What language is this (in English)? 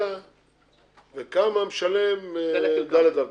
Hebrew